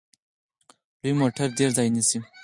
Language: Pashto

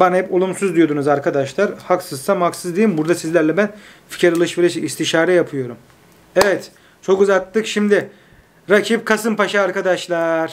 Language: Turkish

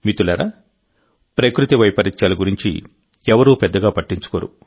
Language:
Telugu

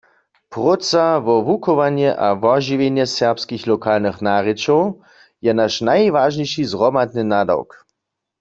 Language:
Upper Sorbian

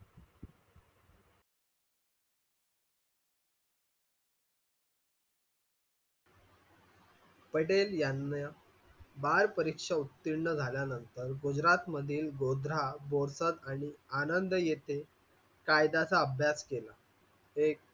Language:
Marathi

